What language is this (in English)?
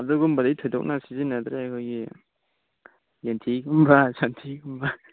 Manipuri